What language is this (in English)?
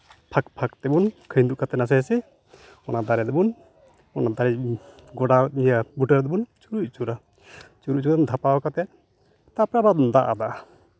Santali